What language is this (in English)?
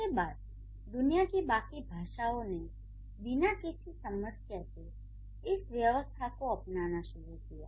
Hindi